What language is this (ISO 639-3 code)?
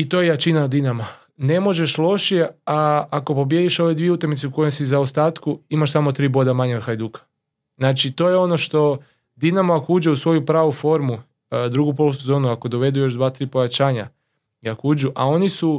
hrv